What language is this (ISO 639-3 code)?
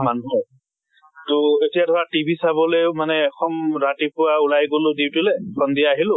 asm